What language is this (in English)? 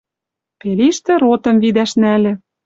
Western Mari